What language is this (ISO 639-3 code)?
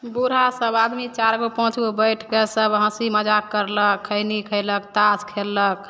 mai